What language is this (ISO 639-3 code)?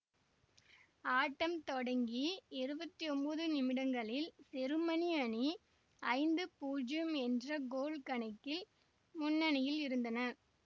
tam